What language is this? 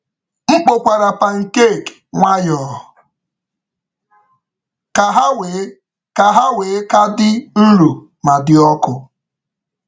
Igbo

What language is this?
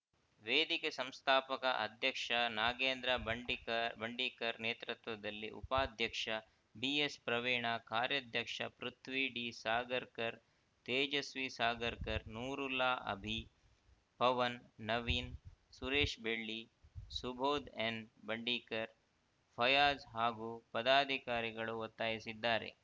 Kannada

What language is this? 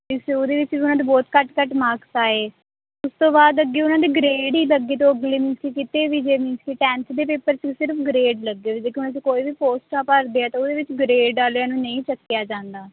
Punjabi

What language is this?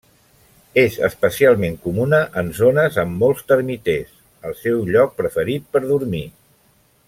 Catalan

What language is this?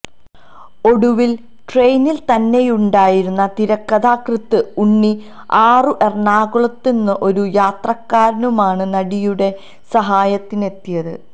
Malayalam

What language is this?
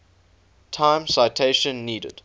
English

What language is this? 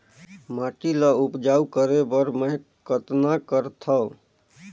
Chhattisgarhi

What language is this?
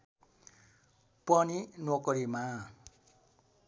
Nepali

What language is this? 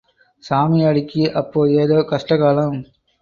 Tamil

